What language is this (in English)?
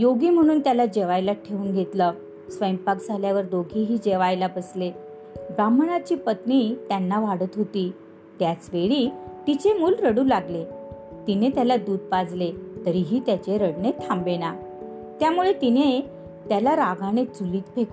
Marathi